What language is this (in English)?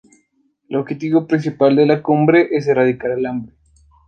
Spanish